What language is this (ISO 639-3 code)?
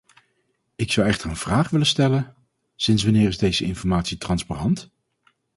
nld